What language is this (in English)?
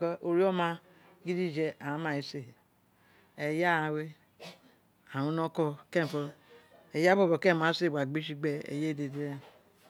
Isekiri